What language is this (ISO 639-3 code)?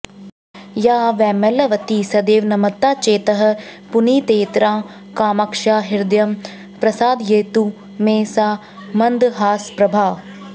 san